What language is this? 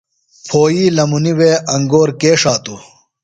Phalura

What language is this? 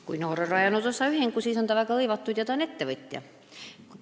Estonian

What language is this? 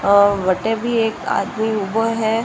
Marwari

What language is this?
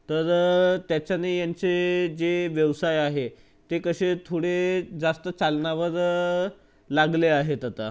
Marathi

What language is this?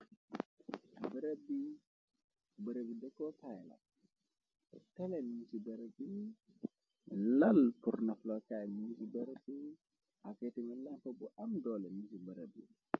Wolof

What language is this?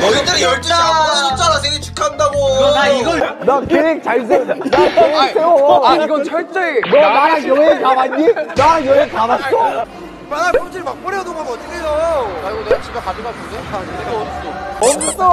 Korean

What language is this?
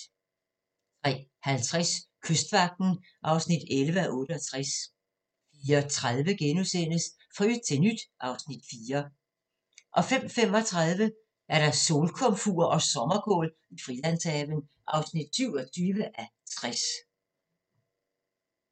Danish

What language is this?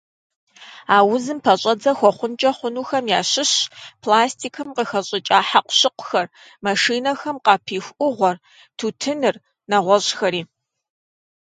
Kabardian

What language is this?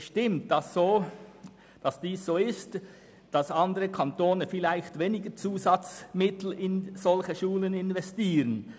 Swiss German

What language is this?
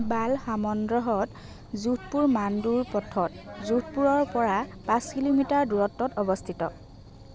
Assamese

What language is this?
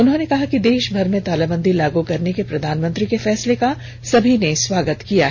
Hindi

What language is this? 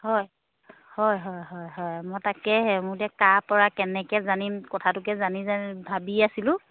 Assamese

